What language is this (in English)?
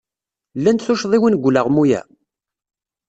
Kabyle